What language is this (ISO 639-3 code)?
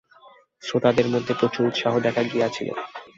ben